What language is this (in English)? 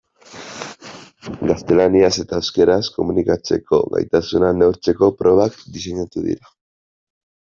Basque